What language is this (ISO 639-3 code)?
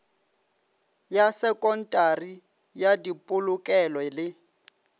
nso